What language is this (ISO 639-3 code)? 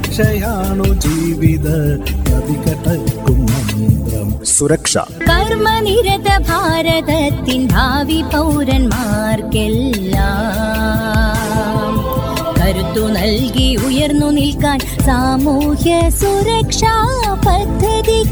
mal